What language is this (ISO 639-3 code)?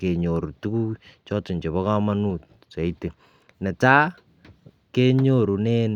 kln